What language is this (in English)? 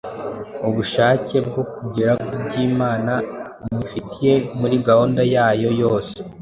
Kinyarwanda